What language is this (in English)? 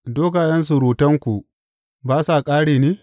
Hausa